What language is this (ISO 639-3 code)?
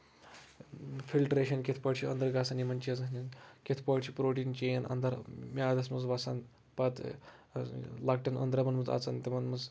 kas